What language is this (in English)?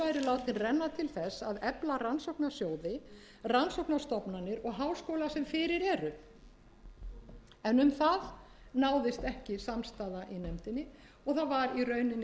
Icelandic